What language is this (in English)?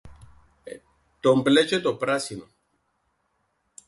Greek